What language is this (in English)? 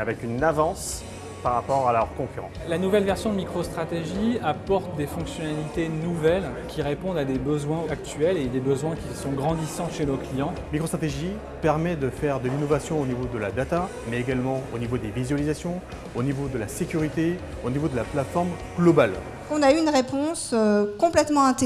French